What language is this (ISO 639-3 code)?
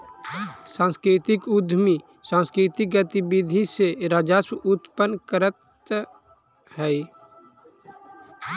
mag